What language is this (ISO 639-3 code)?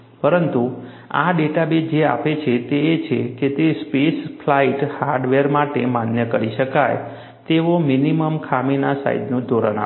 guj